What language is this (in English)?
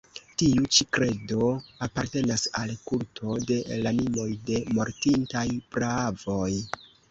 Esperanto